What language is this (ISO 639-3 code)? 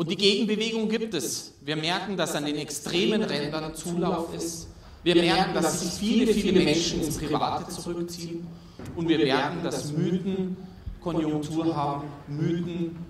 deu